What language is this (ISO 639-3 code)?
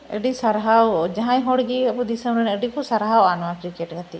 sat